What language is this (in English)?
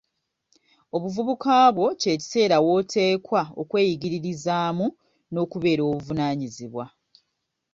Ganda